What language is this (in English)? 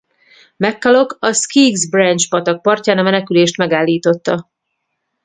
Hungarian